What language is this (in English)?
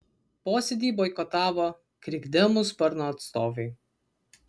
Lithuanian